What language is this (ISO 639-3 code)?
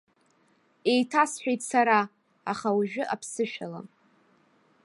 abk